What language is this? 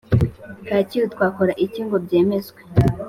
Kinyarwanda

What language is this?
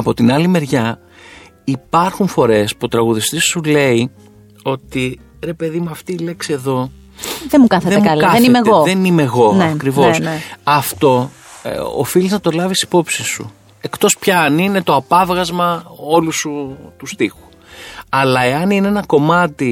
Greek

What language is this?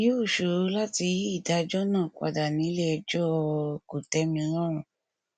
Yoruba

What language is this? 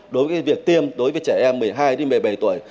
Vietnamese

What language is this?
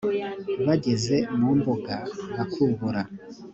Kinyarwanda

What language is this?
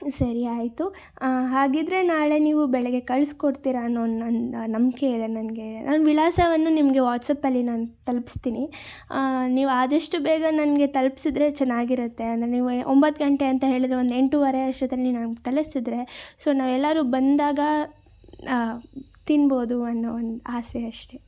Kannada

